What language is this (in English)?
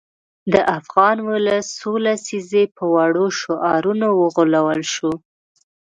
Pashto